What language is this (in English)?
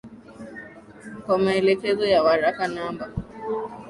Swahili